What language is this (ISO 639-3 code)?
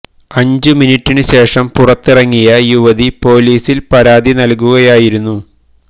mal